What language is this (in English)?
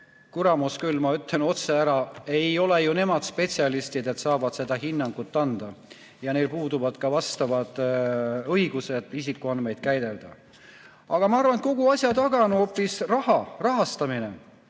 Estonian